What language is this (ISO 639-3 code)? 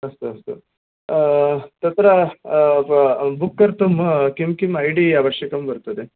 san